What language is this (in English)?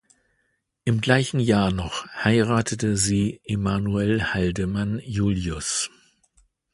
German